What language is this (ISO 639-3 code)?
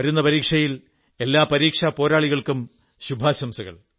mal